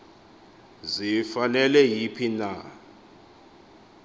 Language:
Xhosa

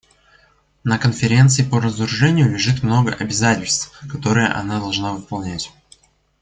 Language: Russian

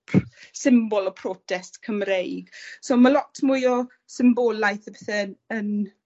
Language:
Welsh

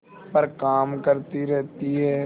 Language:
Hindi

